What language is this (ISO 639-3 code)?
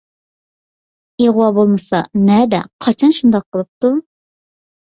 uig